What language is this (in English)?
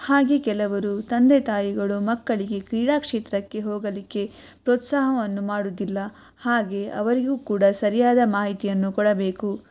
Kannada